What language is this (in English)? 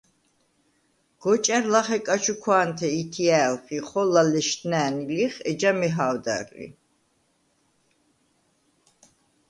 Svan